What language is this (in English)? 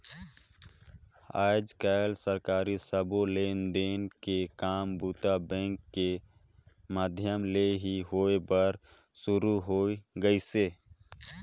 Chhattisgarhi